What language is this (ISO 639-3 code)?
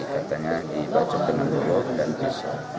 ind